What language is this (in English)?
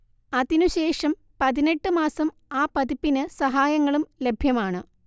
Malayalam